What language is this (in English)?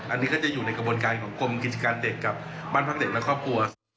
Thai